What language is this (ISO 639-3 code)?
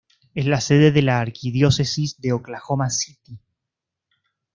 spa